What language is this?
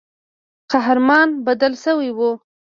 Pashto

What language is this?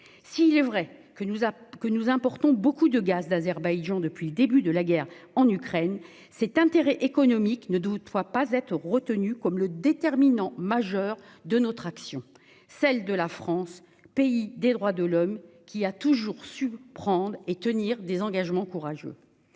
French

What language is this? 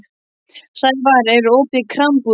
Icelandic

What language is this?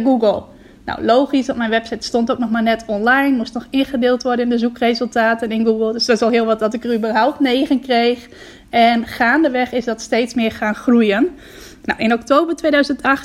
Dutch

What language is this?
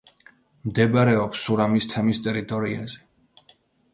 Georgian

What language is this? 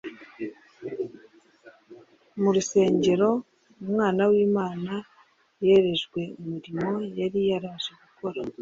Kinyarwanda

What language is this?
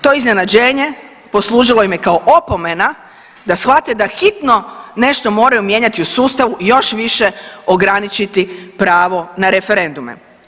Croatian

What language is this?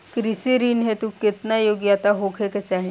Bhojpuri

